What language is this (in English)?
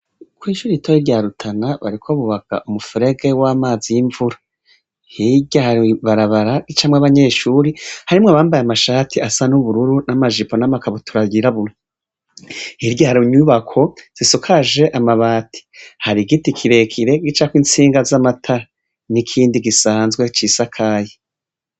Rundi